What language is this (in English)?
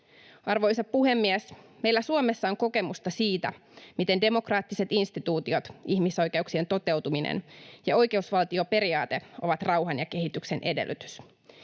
Finnish